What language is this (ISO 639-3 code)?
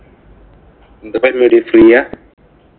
mal